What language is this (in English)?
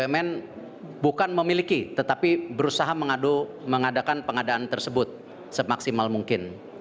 Indonesian